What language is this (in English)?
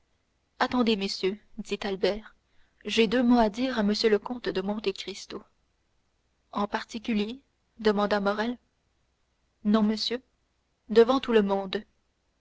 French